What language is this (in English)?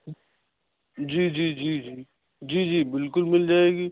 Urdu